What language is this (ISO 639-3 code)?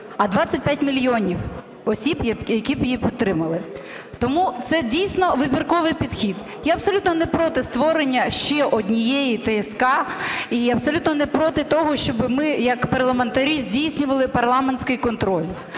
ukr